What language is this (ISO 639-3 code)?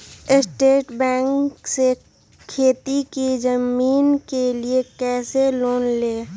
mag